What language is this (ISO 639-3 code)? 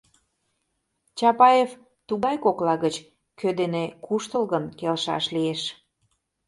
chm